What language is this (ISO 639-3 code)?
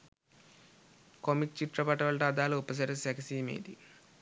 sin